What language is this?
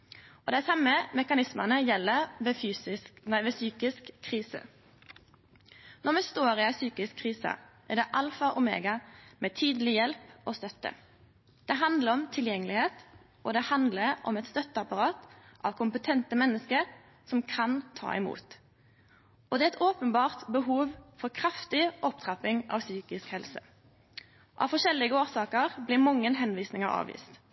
Norwegian Nynorsk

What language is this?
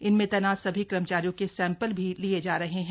Hindi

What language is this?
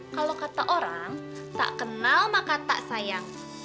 Indonesian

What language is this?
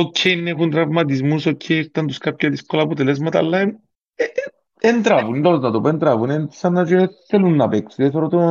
Greek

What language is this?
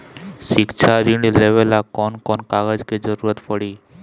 Bhojpuri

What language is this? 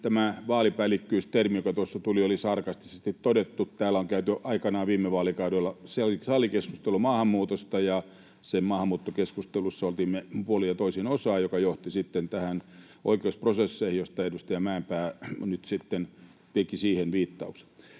Finnish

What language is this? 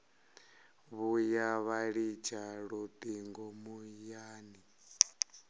Venda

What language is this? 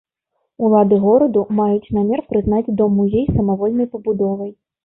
Belarusian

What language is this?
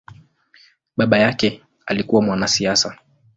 Swahili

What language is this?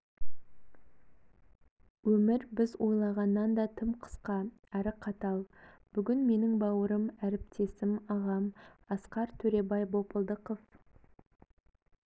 Kazakh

